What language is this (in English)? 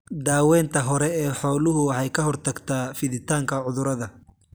Somali